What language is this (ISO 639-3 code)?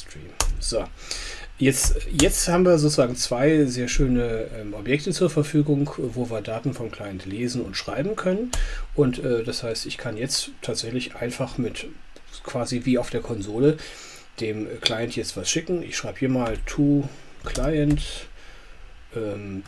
deu